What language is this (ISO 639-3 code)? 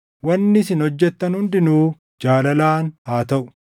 orm